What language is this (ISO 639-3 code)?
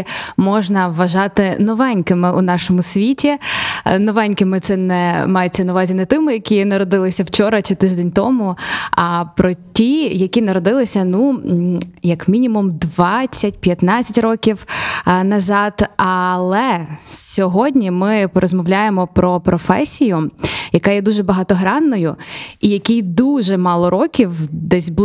ukr